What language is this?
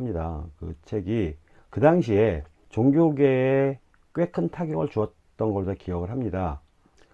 Korean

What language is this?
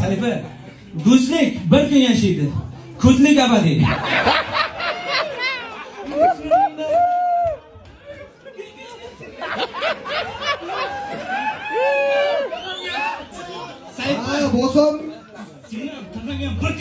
Turkish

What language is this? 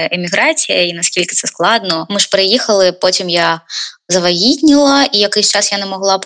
Ukrainian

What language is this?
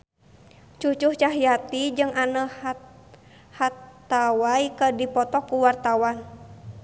Sundanese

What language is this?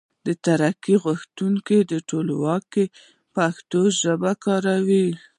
Pashto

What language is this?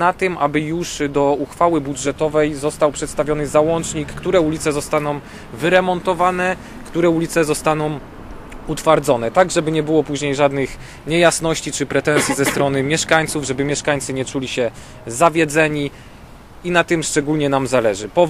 Polish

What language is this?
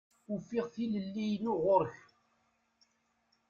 Kabyle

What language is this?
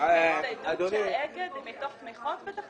Hebrew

